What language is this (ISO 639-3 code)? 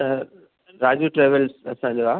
snd